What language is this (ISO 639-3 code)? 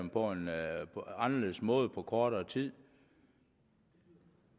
dan